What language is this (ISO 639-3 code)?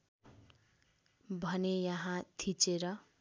nep